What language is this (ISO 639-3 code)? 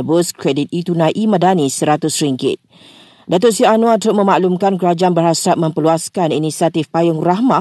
msa